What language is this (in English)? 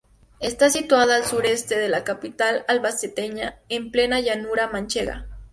Spanish